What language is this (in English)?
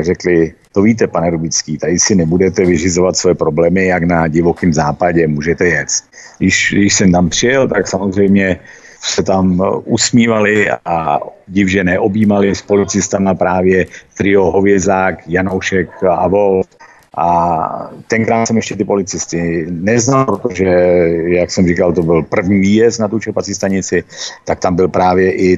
Czech